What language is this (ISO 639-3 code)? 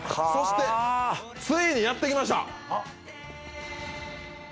jpn